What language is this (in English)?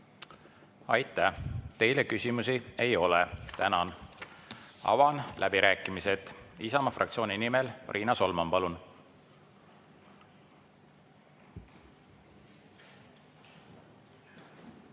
Estonian